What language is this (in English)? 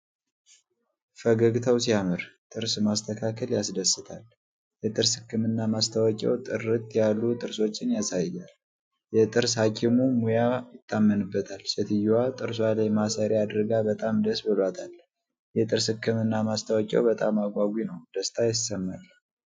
Amharic